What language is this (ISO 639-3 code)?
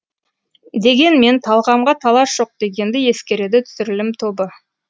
kaz